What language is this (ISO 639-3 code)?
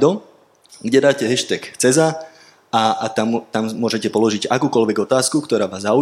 slk